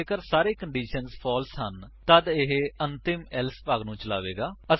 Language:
Punjabi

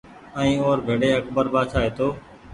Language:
Goaria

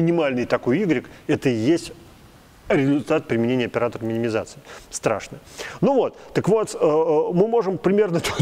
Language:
Russian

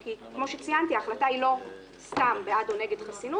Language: Hebrew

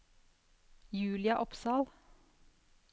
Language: Norwegian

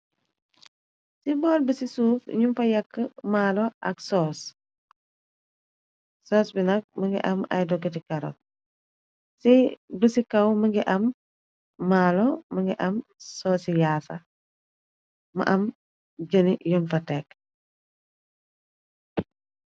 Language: Wolof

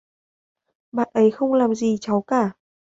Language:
Vietnamese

